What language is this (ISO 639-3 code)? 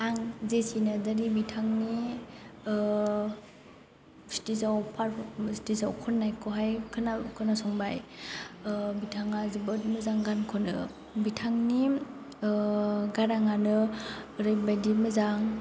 brx